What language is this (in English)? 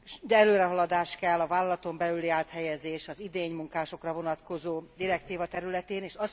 Hungarian